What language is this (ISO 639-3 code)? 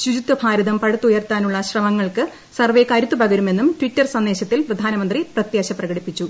mal